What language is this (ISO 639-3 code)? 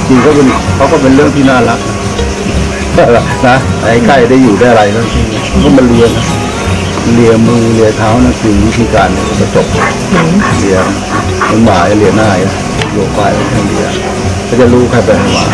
tha